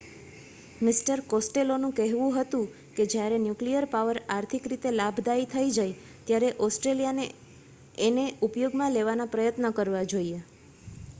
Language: Gujarati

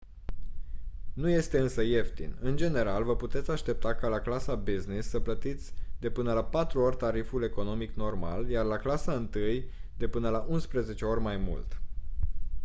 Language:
Romanian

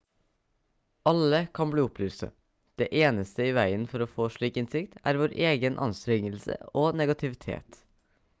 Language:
Norwegian Bokmål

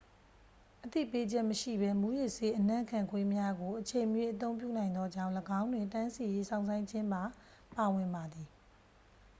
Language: Burmese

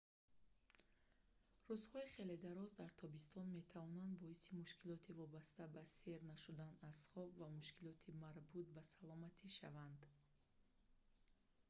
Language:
Tajik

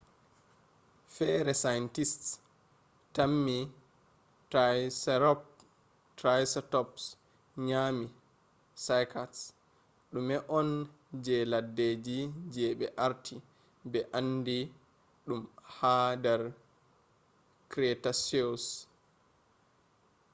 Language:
Fula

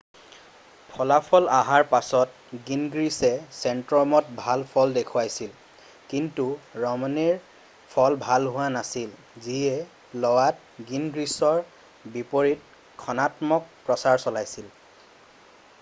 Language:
Assamese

